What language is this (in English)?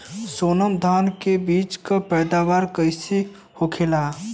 Bhojpuri